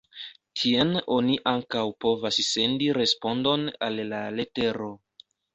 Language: Esperanto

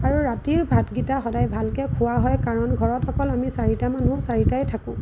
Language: Assamese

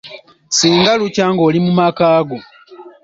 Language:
Ganda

